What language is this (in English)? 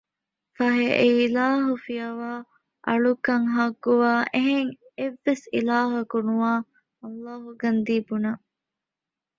Divehi